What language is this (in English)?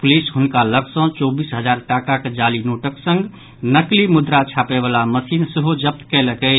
Maithili